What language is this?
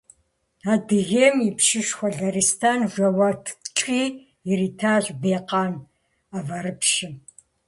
Kabardian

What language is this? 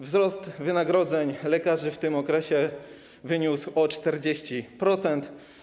Polish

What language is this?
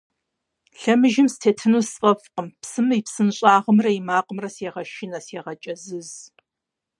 Kabardian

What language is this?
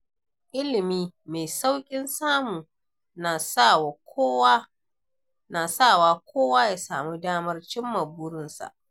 Hausa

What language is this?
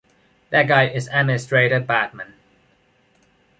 English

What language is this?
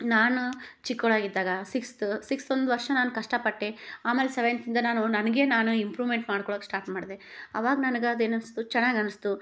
Kannada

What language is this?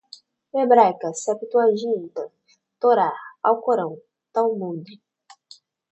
Portuguese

